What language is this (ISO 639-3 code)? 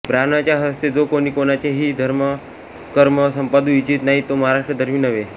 mar